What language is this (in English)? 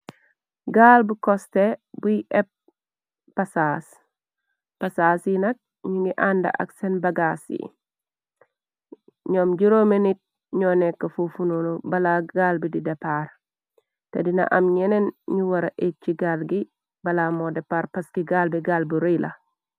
Wolof